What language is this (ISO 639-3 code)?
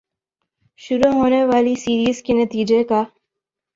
urd